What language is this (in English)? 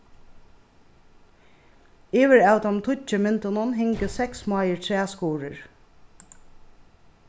Faroese